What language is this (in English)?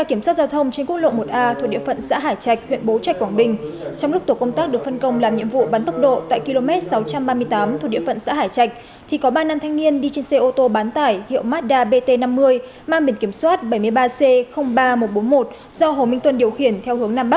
Vietnamese